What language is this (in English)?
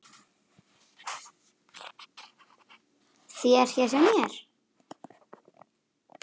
Icelandic